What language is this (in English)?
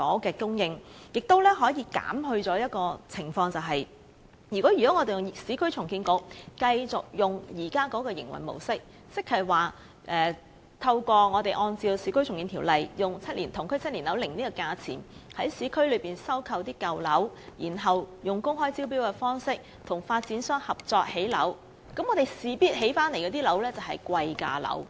Cantonese